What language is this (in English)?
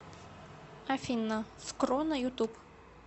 Russian